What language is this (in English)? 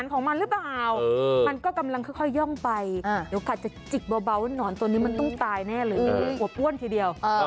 Thai